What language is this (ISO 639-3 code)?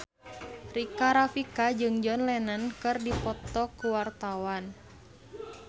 sun